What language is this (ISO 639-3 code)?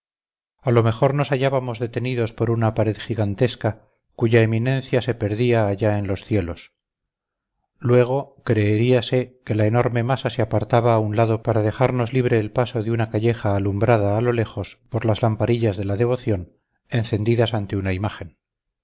spa